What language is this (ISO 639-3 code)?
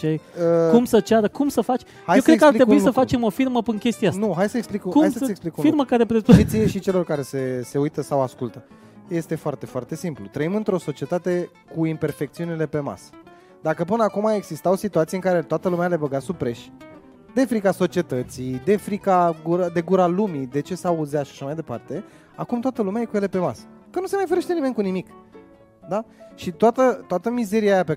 ron